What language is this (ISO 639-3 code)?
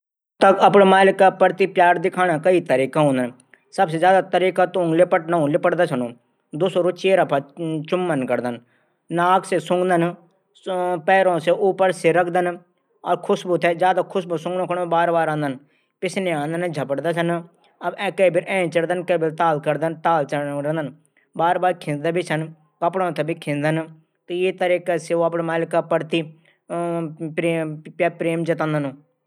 gbm